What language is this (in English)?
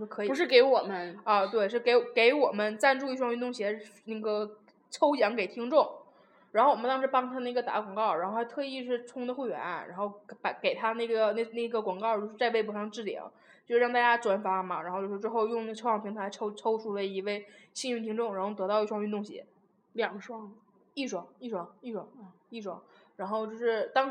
Chinese